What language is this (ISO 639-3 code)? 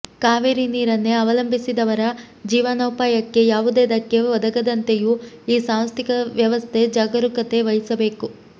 kan